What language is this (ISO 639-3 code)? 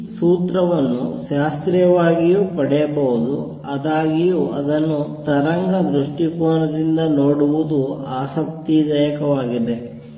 kan